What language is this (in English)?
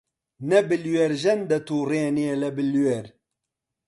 Central Kurdish